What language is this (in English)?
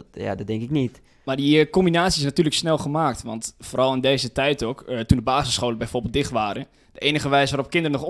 Dutch